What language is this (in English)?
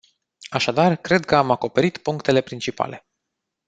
Romanian